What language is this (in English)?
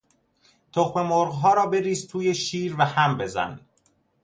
Persian